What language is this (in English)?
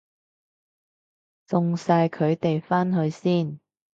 Cantonese